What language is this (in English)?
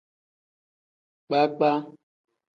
Tem